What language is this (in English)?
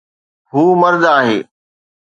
Sindhi